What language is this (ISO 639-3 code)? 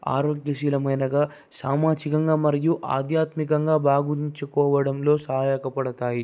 tel